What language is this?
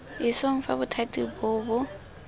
Tswana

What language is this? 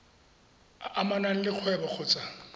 Tswana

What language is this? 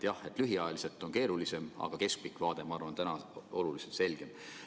Estonian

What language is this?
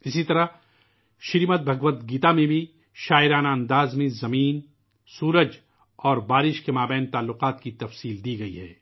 Urdu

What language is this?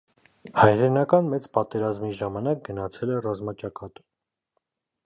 Armenian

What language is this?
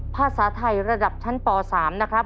Thai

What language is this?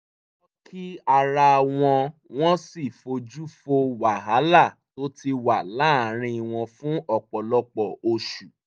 Yoruba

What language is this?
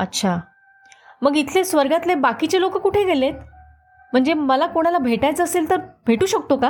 Marathi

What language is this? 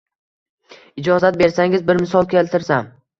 Uzbek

